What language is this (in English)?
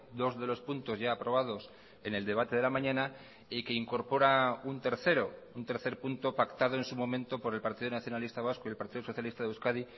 Spanish